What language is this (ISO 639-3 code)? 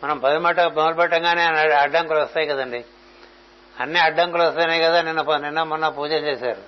tel